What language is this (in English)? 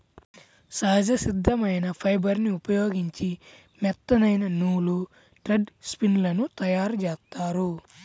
Telugu